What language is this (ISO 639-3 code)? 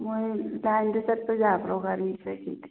mni